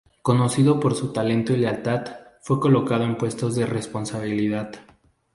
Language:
Spanish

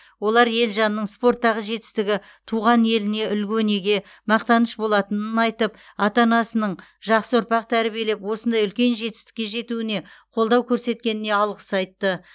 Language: Kazakh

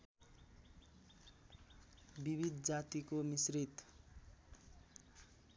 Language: Nepali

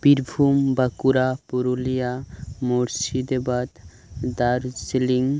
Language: Santali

